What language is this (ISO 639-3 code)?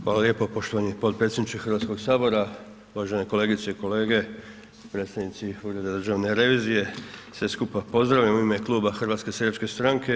hrv